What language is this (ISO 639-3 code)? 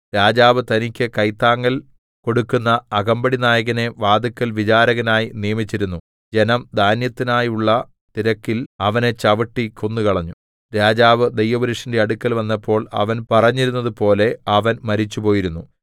mal